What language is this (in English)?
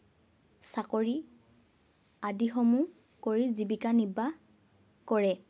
Assamese